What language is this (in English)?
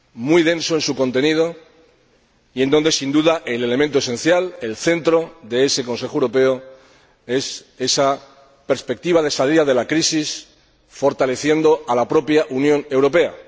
Spanish